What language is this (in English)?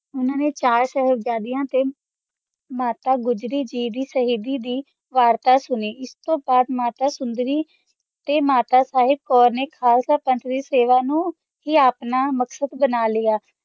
Punjabi